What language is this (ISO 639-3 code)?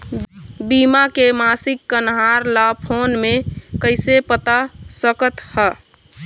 hne